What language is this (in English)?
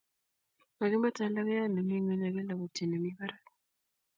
Kalenjin